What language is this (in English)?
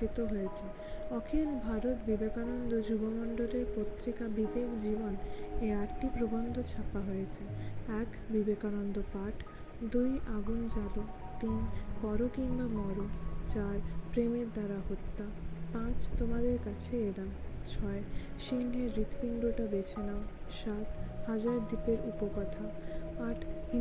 Bangla